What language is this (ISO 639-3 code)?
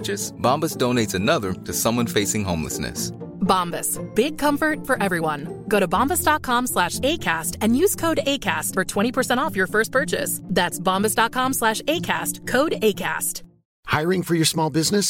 swe